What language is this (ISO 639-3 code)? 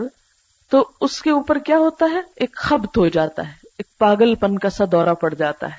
urd